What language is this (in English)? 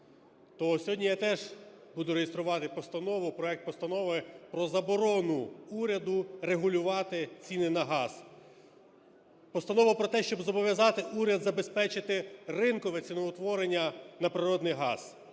Ukrainian